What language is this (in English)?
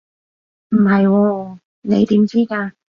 Cantonese